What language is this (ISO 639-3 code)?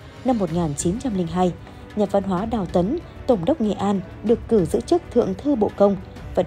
vie